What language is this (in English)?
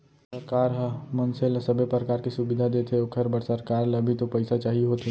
Chhattisgarhi